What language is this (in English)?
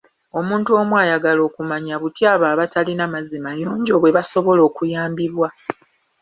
Ganda